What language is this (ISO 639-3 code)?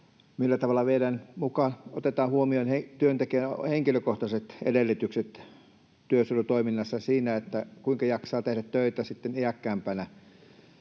fin